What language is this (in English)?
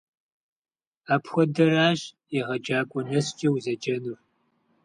Kabardian